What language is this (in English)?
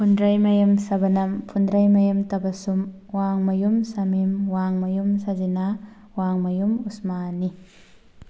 Manipuri